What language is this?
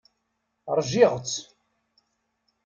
Kabyle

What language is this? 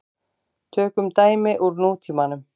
Icelandic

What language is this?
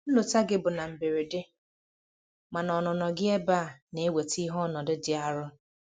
Igbo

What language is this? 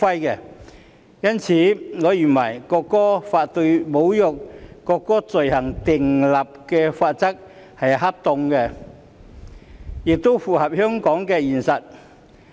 Cantonese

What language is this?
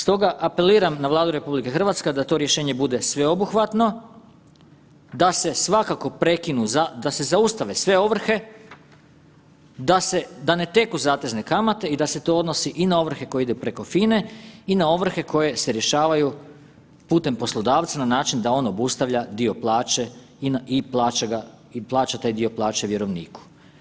Croatian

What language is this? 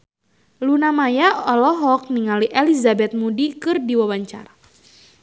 Sundanese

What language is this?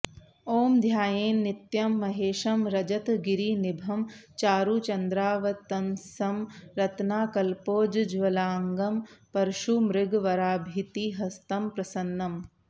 Sanskrit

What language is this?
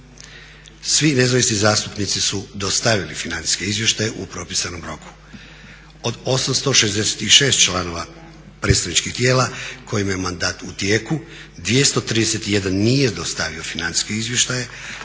Croatian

